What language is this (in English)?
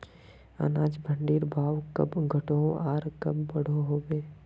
Magahi